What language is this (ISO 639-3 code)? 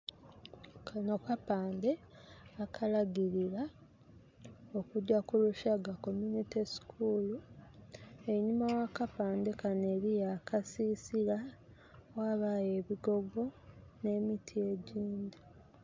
xog